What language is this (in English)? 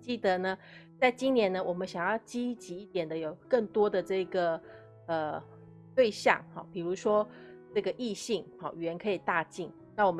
Chinese